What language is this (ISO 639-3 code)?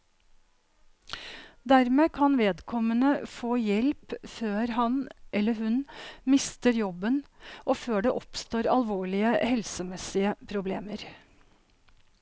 nor